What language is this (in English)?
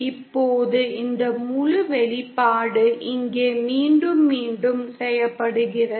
Tamil